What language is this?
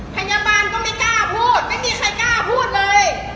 Thai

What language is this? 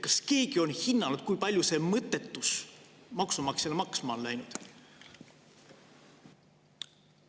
Estonian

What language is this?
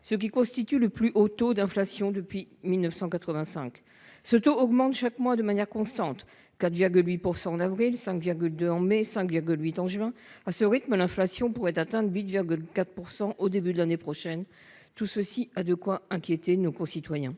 French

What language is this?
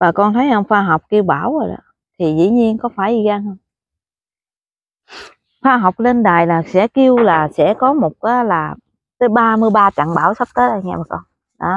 Vietnamese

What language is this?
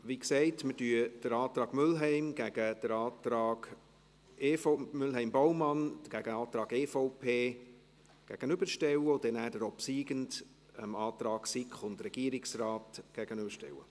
Swiss German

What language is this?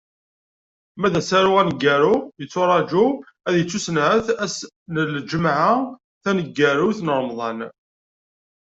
Kabyle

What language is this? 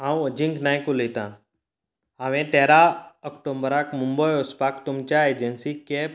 Konkani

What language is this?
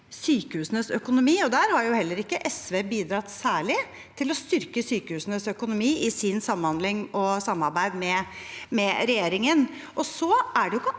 Norwegian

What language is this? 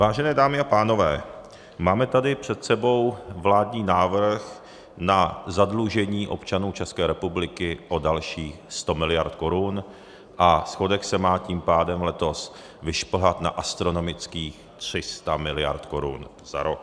Czech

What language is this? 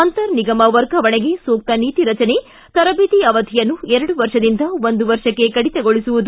Kannada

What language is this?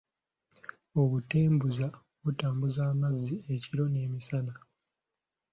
Ganda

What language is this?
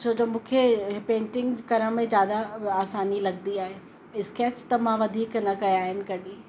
Sindhi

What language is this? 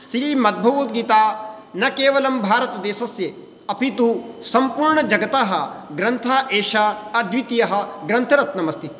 Sanskrit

